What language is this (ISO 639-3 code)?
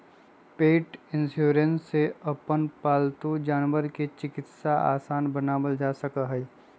mag